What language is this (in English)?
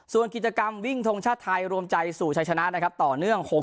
Thai